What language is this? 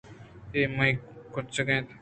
Eastern Balochi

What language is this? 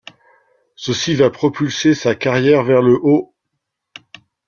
French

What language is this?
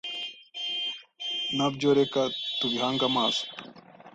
Kinyarwanda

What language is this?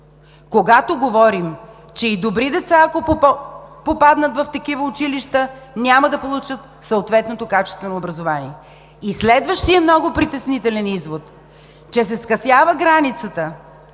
Bulgarian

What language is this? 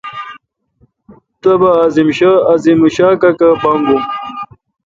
Kalkoti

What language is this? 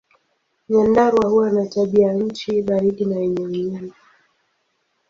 Swahili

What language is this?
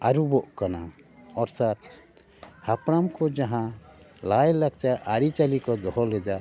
Santali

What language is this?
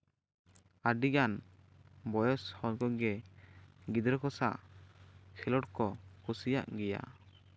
Santali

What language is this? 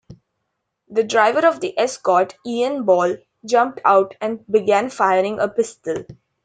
English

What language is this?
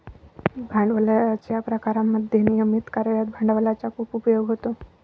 Marathi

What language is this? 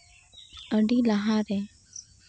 Santali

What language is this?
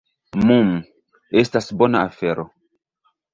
Esperanto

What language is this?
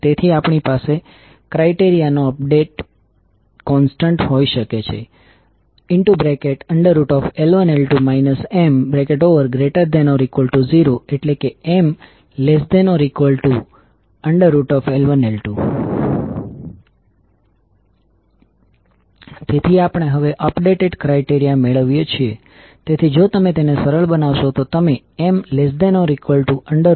Gujarati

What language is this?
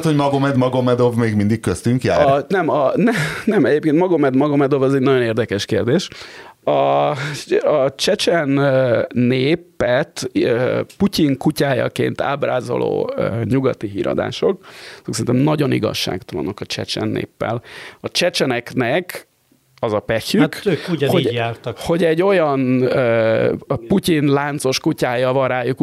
Hungarian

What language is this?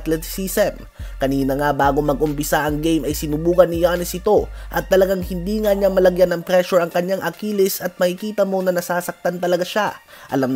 Filipino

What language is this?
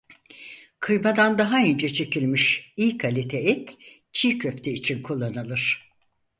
Turkish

